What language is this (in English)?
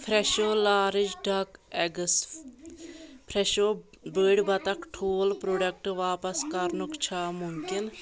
Kashmiri